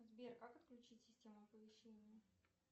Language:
Russian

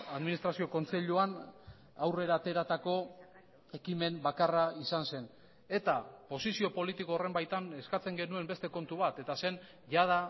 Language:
Basque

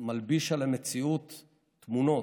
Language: Hebrew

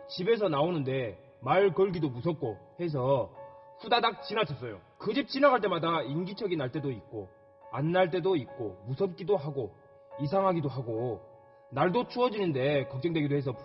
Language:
Korean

